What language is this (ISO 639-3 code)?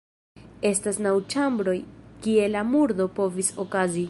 epo